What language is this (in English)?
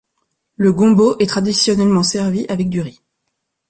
French